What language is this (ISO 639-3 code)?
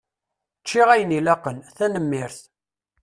kab